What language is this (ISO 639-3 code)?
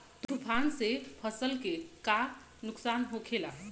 bho